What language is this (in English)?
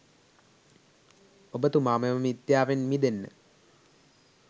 Sinhala